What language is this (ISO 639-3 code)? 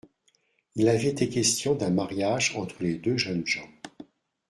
fra